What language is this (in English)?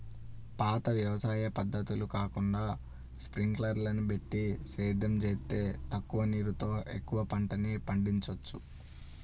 Telugu